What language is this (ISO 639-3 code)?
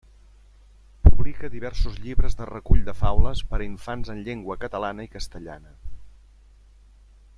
cat